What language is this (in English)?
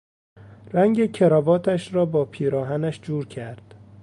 Persian